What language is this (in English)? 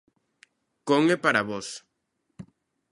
Galician